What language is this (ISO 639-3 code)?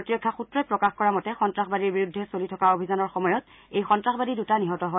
asm